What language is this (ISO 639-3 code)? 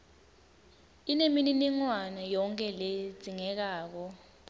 ssw